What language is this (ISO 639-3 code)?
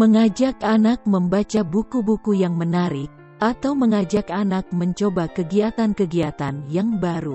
ind